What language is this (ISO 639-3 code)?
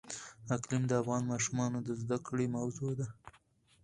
pus